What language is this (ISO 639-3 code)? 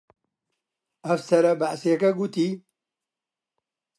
ckb